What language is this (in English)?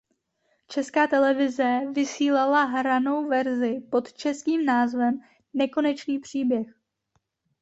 Czech